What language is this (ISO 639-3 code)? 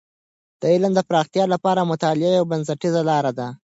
pus